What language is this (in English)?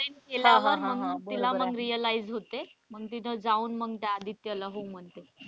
Marathi